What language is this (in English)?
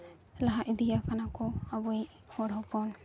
Santali